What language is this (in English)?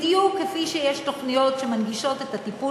Hebrew